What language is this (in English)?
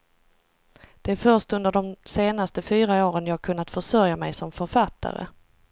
Swedish